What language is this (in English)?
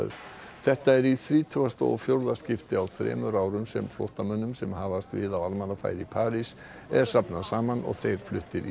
Icelandic